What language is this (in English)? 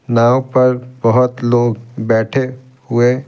Hindi